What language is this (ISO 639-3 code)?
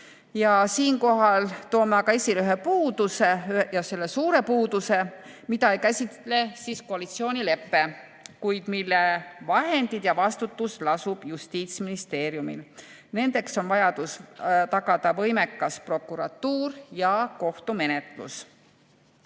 est